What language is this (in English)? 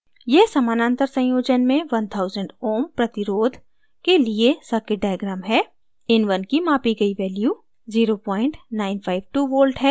Hindi